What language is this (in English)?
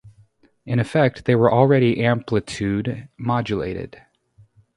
English